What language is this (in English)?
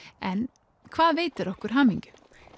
Icelandic